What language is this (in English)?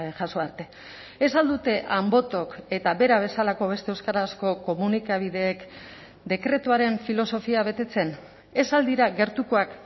Basque